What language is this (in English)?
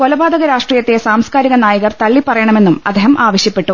Malayalam